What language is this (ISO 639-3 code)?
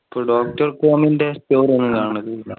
mal